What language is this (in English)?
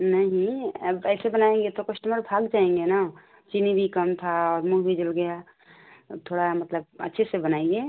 Hindi